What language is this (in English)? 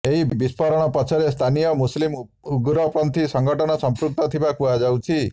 Odia